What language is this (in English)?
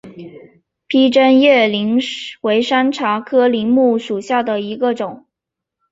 Chinese